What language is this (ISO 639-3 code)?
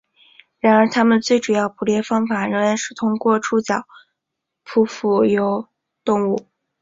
zho